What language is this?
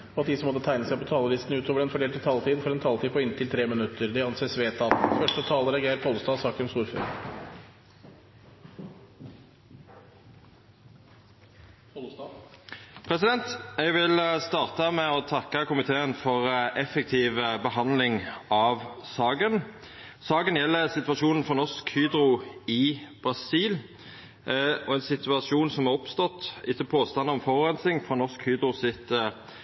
Norwegian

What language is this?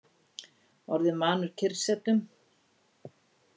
Icelandic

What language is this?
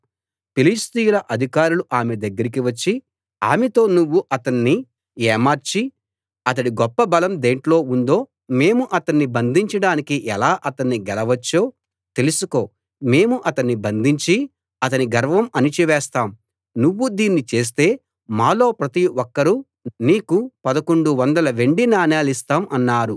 Telugu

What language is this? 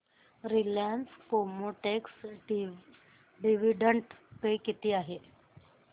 Marathi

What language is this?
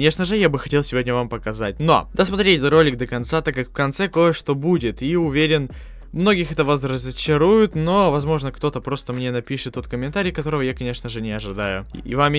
Russian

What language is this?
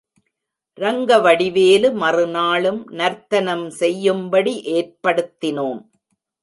Tamil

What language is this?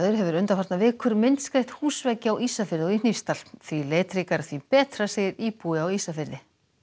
Icelandic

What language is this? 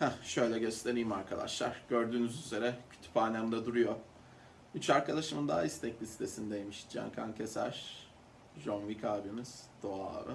Turkish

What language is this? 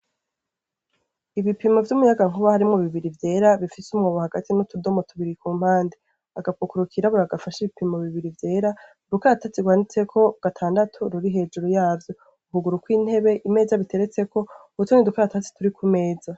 Rundi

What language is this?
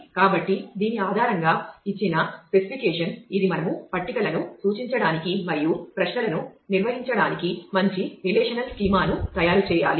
Telugu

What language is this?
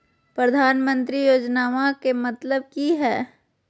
Magahi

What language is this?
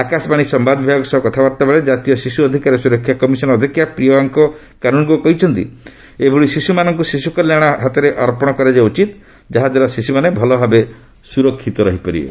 Odia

